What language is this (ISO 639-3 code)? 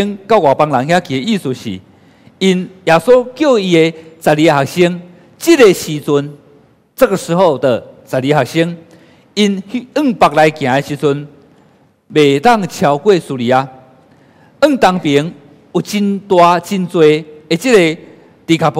zho